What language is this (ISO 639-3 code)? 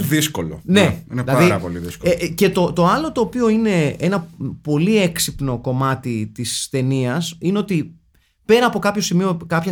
ell